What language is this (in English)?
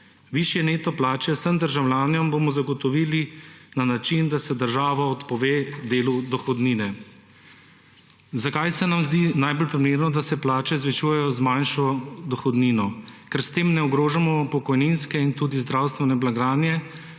Slovenian